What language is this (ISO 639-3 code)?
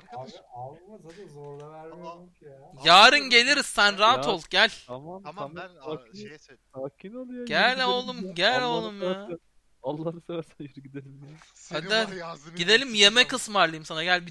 tur